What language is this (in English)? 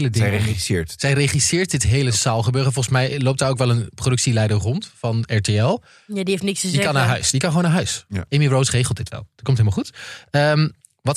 Dutch